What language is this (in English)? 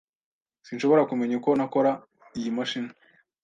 Kinyarwanda